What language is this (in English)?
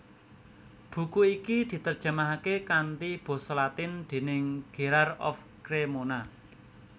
Javanese